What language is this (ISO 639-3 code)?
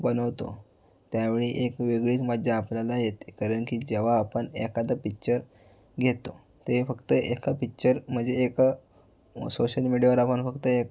mar